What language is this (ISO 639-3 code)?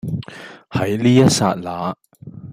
yue